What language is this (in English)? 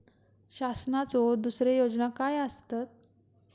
Marathi